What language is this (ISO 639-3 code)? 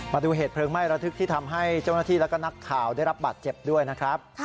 tha